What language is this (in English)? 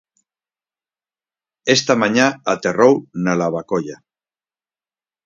Galician